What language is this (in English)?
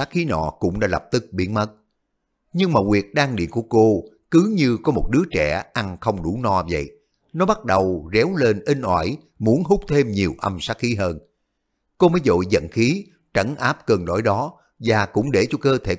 Vietnamese